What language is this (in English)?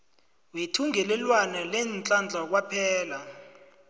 South Ndebele